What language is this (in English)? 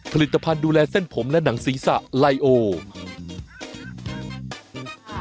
Thai